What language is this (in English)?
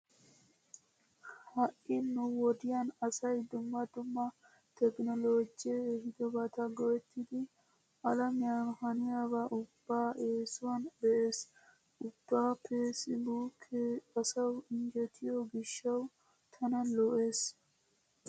Wolaytta